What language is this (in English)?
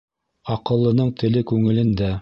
Bashkir